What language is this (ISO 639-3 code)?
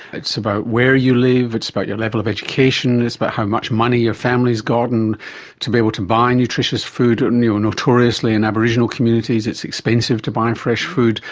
eng